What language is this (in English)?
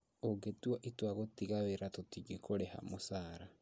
Kikuyu